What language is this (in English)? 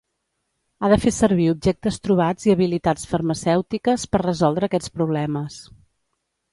Catalan